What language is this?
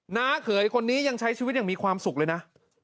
Thai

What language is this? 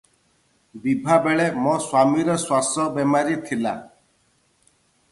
Odia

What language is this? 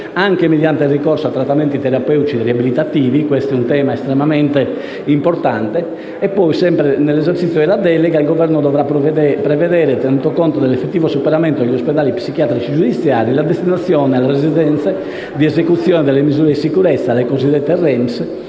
Italian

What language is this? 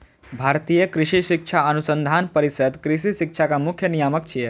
Maithili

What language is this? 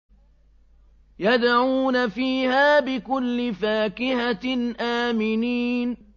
Arabic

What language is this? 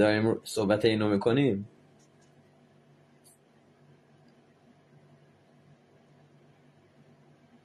Persian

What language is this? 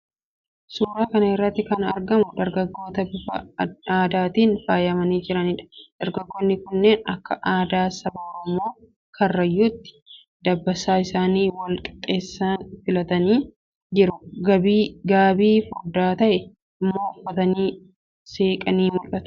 Oromo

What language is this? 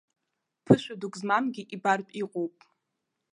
Abkhazian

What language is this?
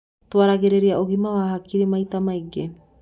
Kikuyu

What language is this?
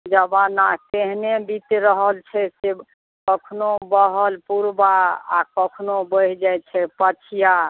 Maithili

